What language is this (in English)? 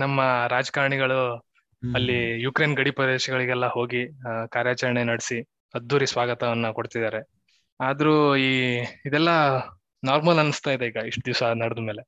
Kannada